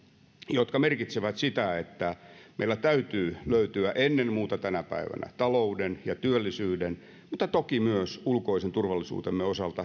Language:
Finnish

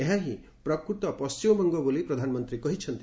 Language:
Odia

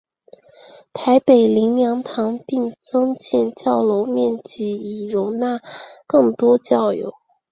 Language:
Chinese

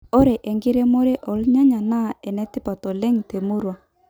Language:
Masai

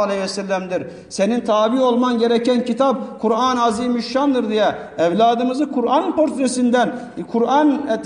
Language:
Turkish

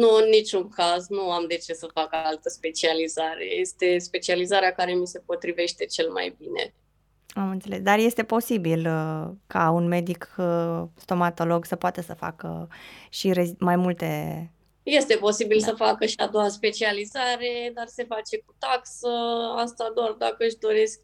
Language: Romanian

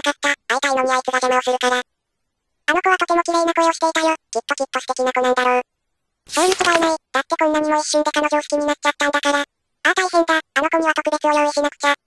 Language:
Japanese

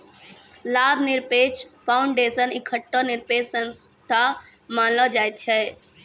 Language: Maithili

